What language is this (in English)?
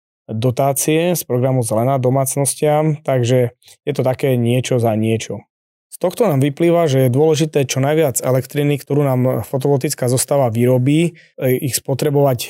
Slovak